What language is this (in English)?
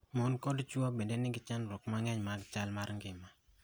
Luo (Kenya and Tanzania)